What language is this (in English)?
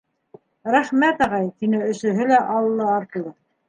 Bashkir